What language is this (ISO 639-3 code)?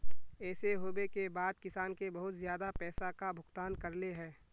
mag